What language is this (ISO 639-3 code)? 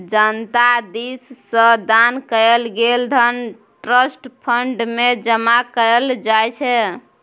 mai